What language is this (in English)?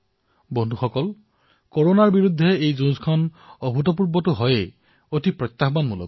Assamese